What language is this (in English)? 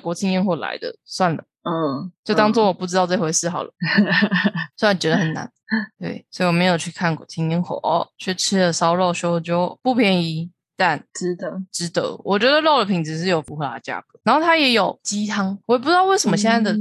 Chinese